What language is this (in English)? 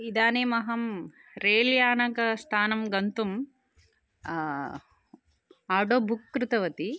Sanskrit